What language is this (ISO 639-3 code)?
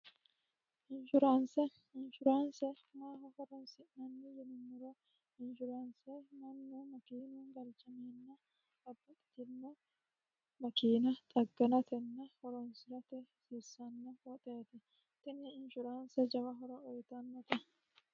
sid